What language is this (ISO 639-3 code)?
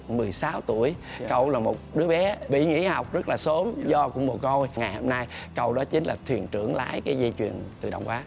vie